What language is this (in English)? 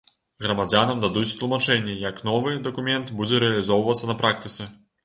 Belarusian